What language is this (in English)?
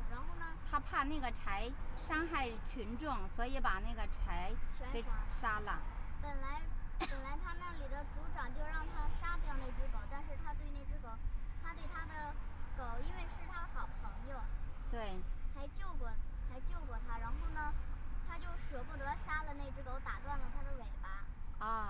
Chinese